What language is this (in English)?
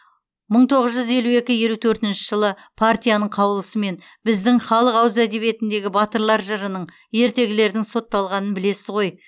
Kazakh